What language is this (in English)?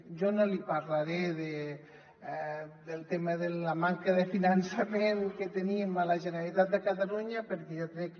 Catalan